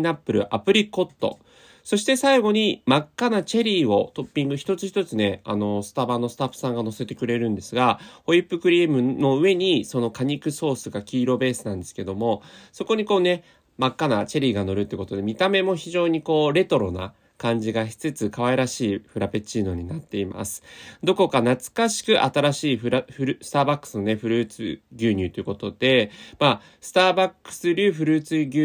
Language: Japanese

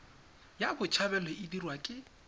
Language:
Tswana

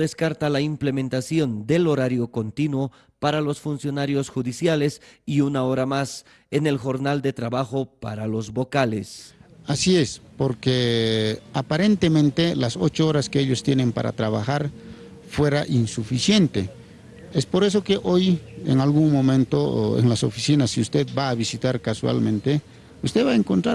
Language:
Spanish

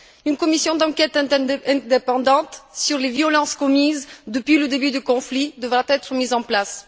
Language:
French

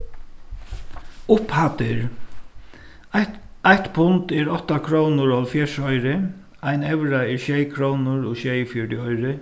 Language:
Faroese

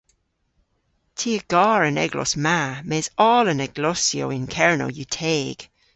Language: Cornish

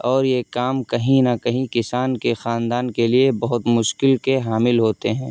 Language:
Urdu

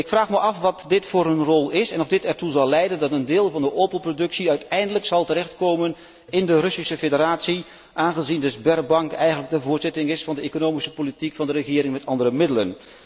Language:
Dutch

